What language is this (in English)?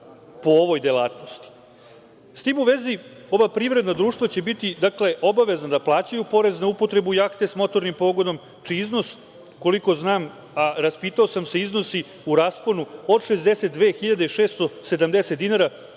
Serbian